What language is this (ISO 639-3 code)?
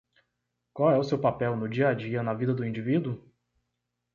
por